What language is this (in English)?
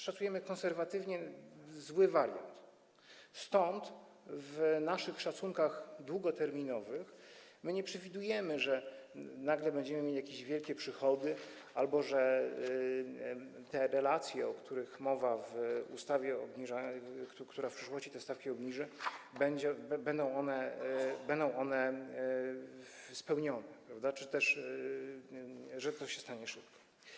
Polish